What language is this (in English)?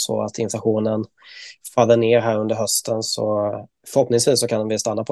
Swedish